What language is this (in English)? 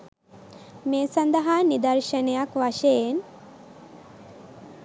Sinhala